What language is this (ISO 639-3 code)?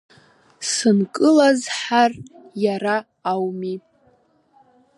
abk